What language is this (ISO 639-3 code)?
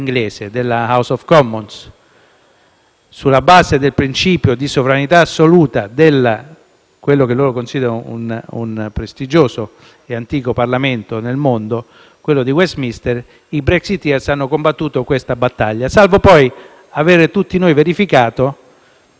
ita